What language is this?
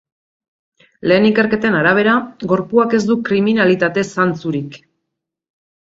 Basque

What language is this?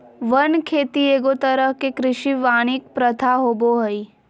Magahi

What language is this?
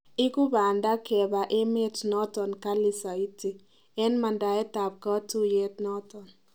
Kalenjin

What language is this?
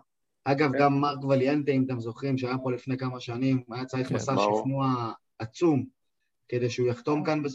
Hebrew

